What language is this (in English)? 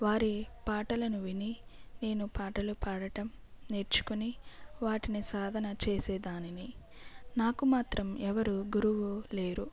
Telugu